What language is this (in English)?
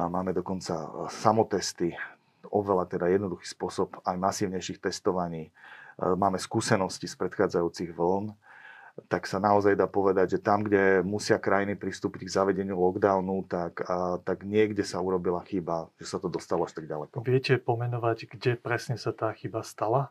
Slovak